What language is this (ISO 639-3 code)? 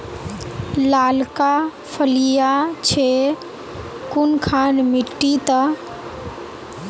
mag